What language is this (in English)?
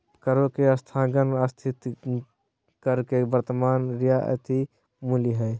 Magahi